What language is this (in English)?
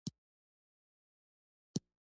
Pashto